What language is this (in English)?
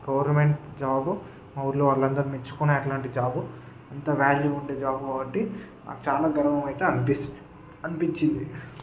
Telugu